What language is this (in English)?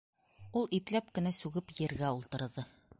Bashkir